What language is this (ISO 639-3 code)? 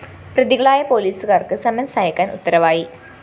mal